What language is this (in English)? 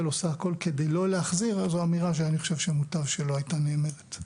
Hebrew